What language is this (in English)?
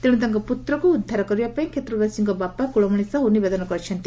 Odia